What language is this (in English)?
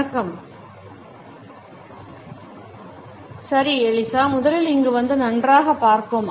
Tamil